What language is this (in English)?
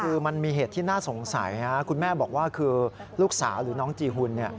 Thai